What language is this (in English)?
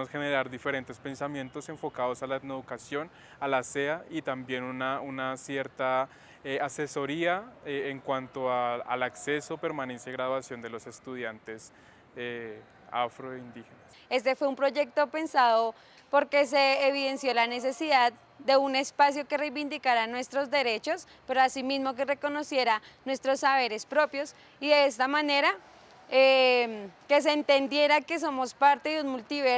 Spanish